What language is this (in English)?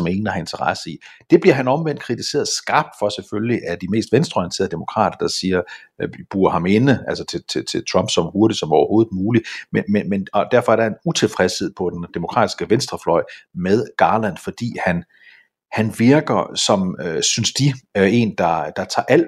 Danish